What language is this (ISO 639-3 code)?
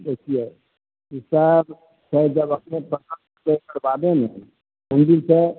mai